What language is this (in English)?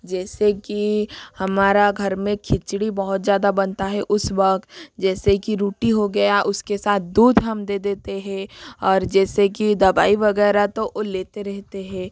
Hindi